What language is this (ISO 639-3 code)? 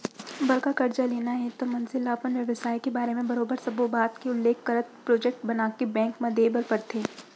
hne